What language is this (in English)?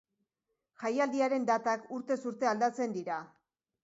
Basque